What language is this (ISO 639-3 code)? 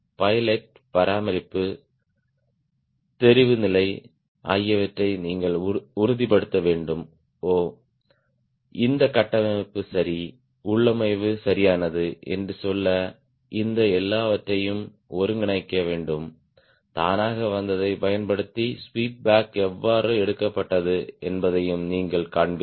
tam